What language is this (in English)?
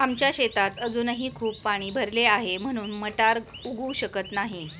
Marathi